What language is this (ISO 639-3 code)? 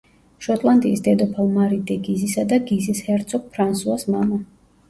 kat